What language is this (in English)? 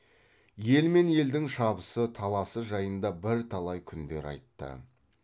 Kazakh